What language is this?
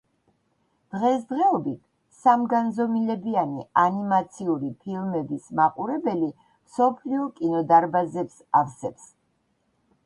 Georgian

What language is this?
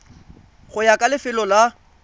Tswana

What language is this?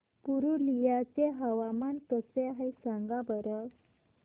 Marathi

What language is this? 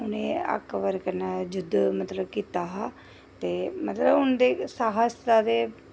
Dogri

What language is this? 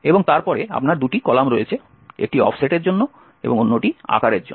Bangla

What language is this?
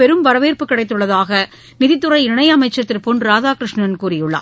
Tamil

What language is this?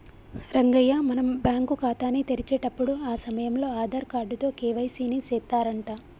Telugu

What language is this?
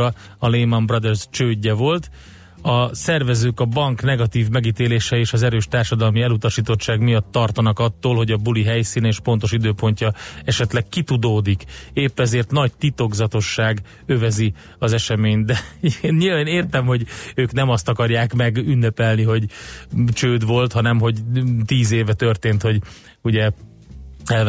Hungarian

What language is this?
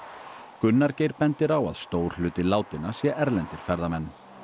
Icelandic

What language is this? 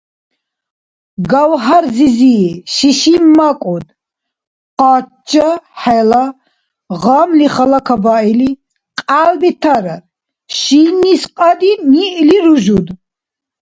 Dargwa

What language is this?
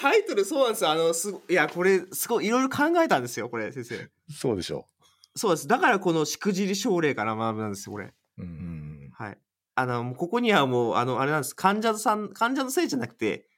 Japanese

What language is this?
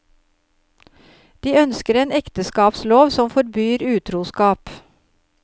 Norwegian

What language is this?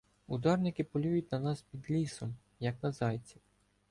Ukrainian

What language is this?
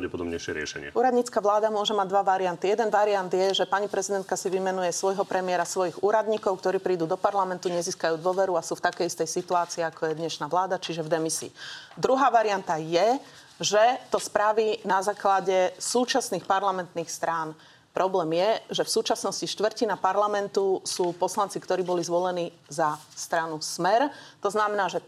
Slovak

